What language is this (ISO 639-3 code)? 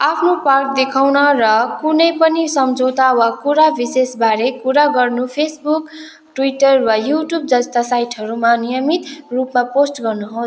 nep